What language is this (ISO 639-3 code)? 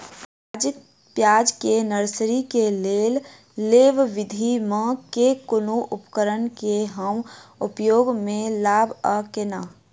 mai